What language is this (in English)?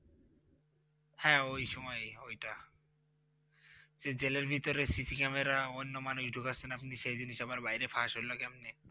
Bangla